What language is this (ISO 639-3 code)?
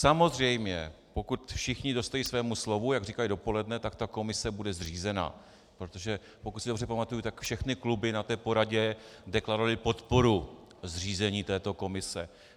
ces